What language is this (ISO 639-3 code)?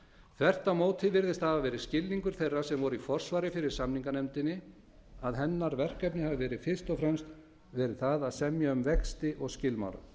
isl